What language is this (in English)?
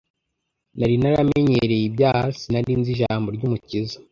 Kinyarwanda